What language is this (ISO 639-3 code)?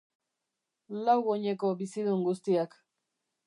eus